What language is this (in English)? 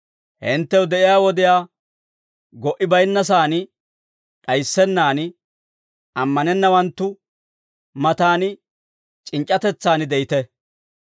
Dawro